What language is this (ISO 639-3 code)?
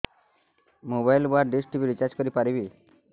ori